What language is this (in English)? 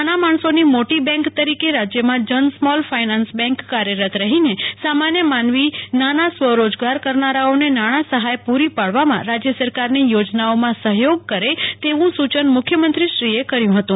Gujarati